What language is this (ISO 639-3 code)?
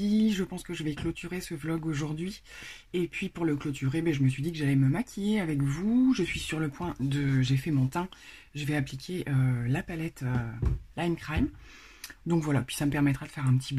fra